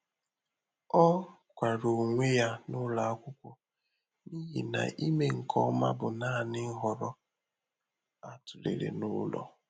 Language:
Igbo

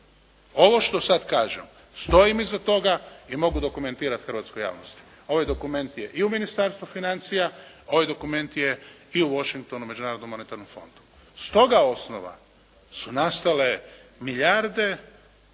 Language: Croatian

